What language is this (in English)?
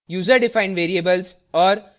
Hindi